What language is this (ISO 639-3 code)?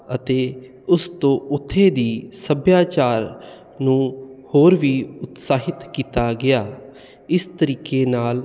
pan